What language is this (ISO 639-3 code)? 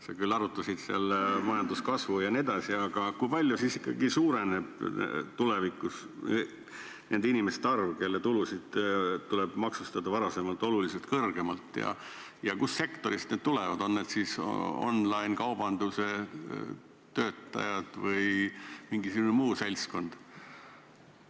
est